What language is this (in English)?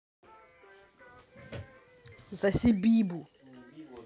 Russian